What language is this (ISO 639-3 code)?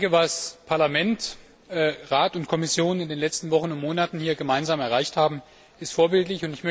deu